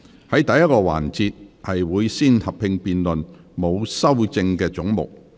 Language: Cantonese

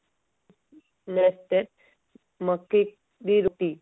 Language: Odia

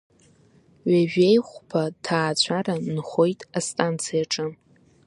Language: Abkhazian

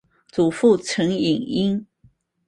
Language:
Chinese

